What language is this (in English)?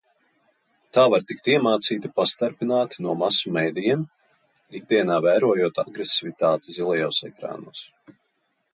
Latvian